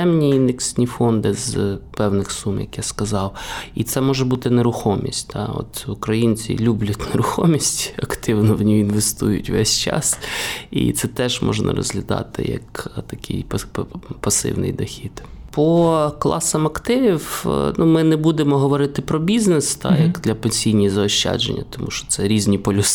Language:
Ukrainian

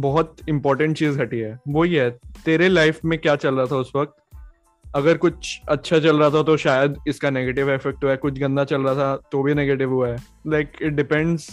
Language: Hindi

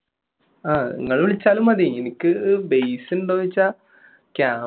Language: Malayalam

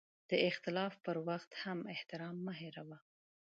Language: Pashto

